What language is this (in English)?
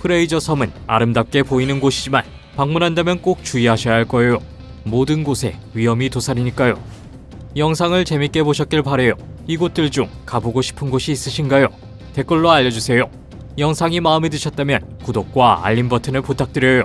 Korean